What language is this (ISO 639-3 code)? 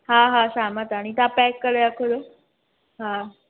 snd